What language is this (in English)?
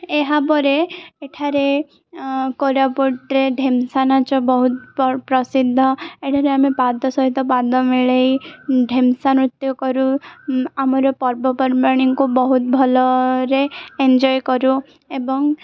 Odia